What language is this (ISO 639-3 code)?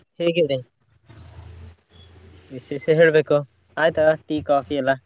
kan